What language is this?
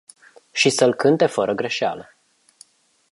Romanian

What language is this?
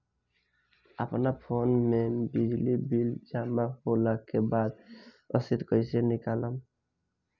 Bhojpuri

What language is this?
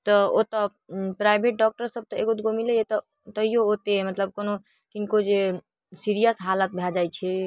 Maithili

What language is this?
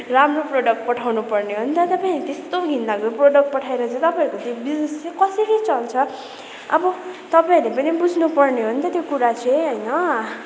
Nepali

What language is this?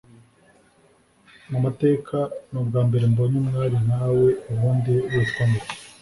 Kinyarwanda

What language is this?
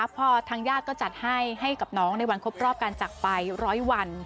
Thai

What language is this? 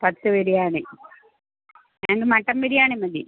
Malayalam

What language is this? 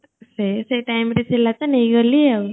Odia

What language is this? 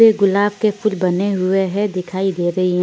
Hindi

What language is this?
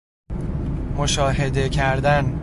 Persian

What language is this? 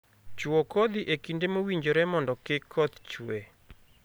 Luo (Kenya and Tanzania)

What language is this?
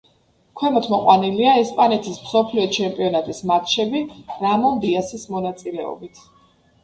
Georgian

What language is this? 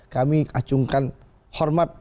Indonesian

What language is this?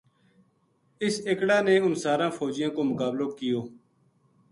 Gujari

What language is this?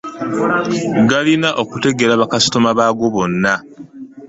Ganda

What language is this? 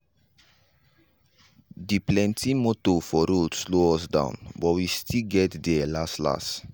Nigerian Pidgin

